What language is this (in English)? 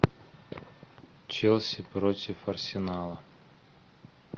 Russian